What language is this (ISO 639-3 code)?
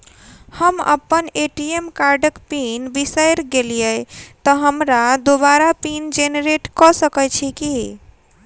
mai